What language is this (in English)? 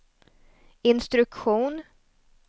Swedish